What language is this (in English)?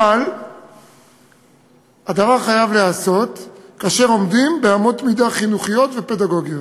Hebrew